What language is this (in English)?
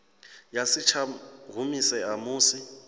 Venda